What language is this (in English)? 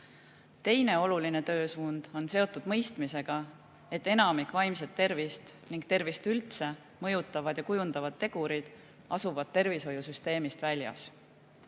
Estonian